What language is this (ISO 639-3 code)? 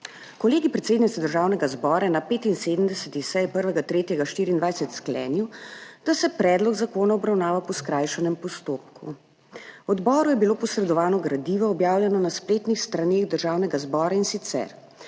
slv